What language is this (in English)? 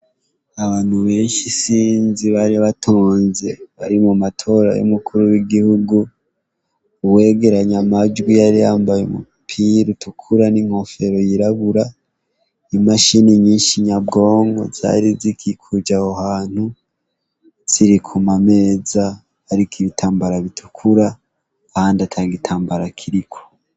Rundi